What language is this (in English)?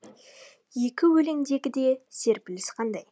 Kazakh